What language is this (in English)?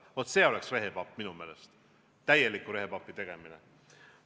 Estonian